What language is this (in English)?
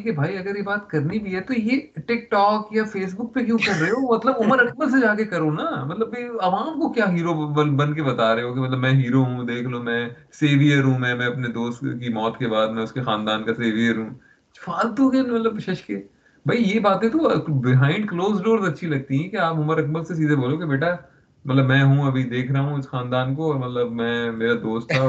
Urdu